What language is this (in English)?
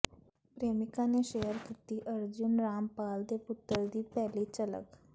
Punjabi